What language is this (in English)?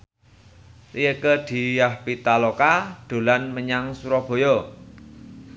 Javanese